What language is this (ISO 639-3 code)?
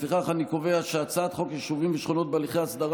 heb